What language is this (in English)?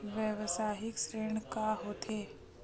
Chhattisgarhi